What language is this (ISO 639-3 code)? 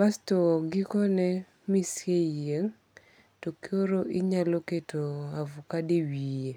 luo